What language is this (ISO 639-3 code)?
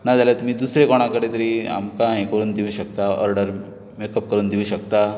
kok